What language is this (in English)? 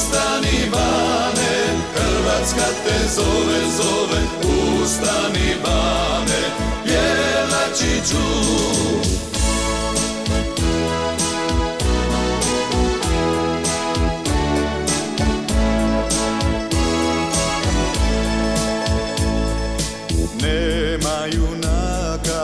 Romanian